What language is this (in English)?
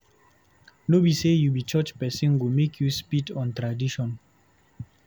Nigerian Pidgin